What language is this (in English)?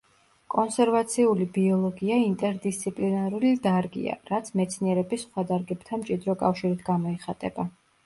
Georgian